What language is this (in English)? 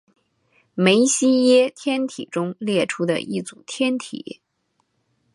Chinese